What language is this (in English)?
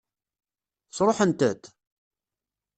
Kabyle